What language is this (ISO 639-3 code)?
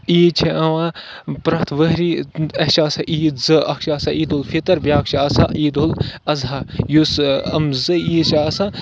kas